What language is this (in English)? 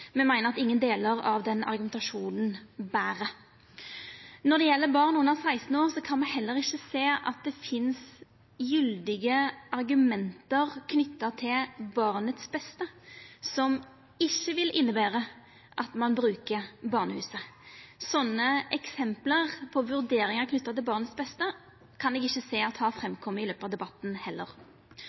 Norwegian Nynorsk